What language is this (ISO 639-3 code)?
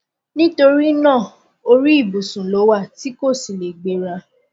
yor